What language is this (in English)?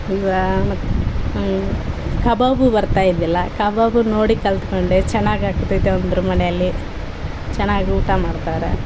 Kannada